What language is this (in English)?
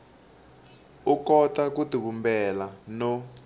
Tsonga